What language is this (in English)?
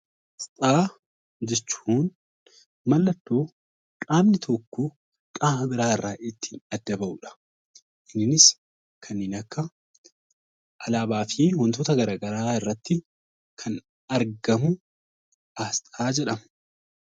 Oromo